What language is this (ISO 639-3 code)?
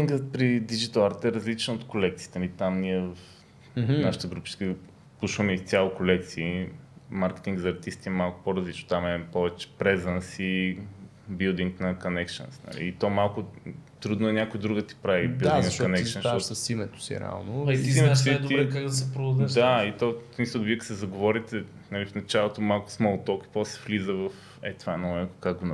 bul